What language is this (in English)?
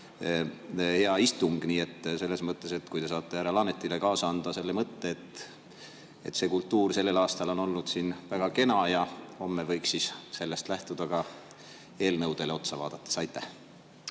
Estonian